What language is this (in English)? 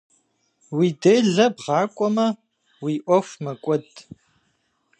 Kabardian